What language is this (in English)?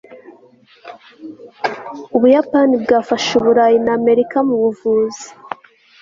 Kinyarwanda